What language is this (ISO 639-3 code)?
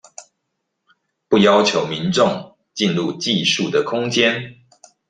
zho